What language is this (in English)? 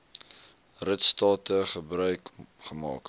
Afrikaans